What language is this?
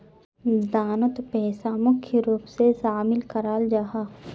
Magahi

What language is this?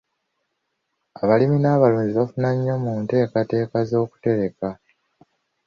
Ganda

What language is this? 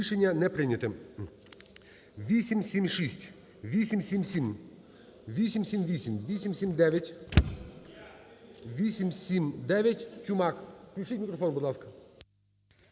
Ukrainian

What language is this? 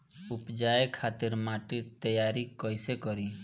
Bhojpuri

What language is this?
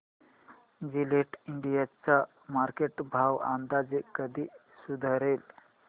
Marathi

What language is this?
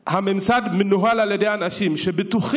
Hebrew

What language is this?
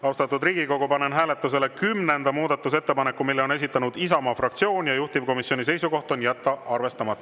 Estonian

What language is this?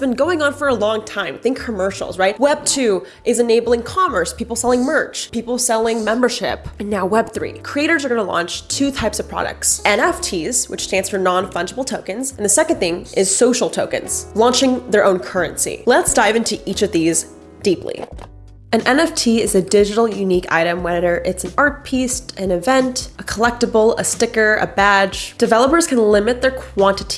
English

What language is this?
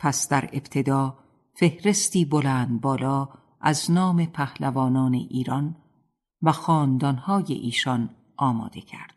Persian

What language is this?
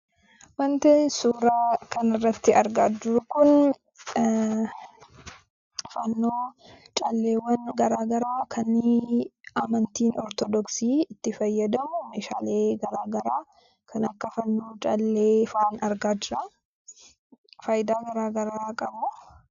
Oromo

